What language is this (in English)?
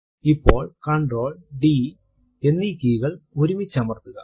Malayalam